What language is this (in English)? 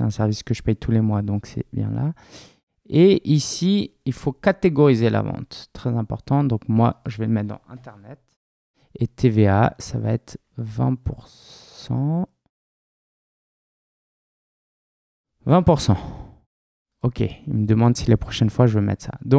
French